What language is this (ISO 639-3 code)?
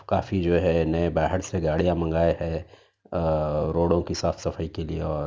urd